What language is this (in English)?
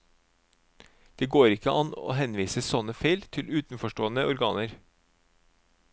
Norwegian